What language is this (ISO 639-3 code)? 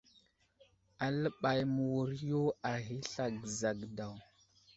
udl